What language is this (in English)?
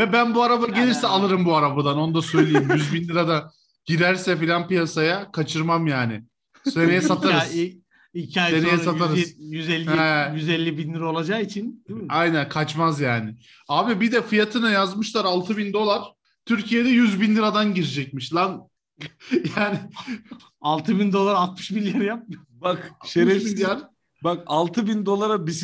Turkish